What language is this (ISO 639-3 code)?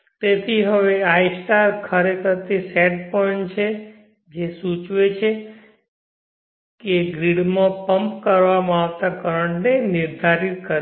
guj